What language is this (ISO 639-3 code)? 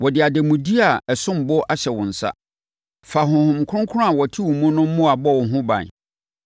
aka